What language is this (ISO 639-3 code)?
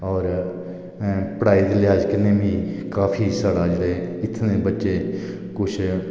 doi